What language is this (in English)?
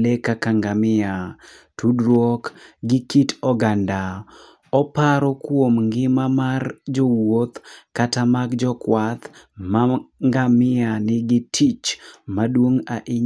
Luo (Kenya and Tanzania)